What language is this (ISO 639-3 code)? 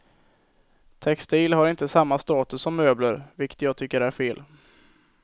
swe